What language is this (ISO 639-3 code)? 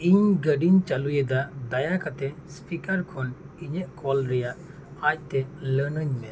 sat